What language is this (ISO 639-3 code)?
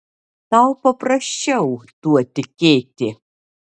lit